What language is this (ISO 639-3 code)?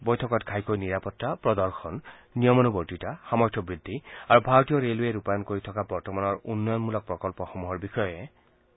asm